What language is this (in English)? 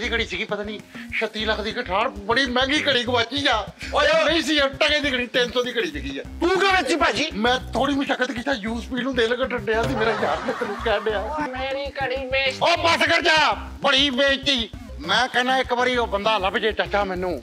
Hindi